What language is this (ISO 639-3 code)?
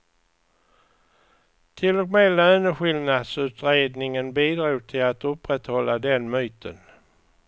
swe